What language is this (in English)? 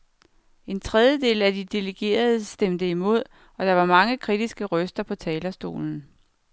Danish